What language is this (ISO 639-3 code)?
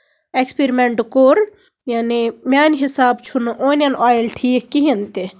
kas